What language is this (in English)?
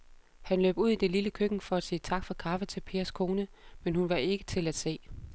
Danish